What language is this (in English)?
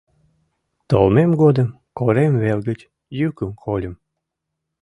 Mari